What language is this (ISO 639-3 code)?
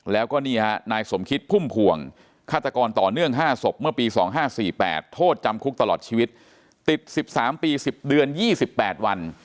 tha